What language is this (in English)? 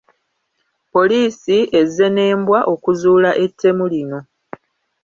Ganda